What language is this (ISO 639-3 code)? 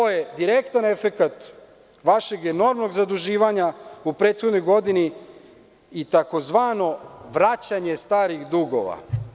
srp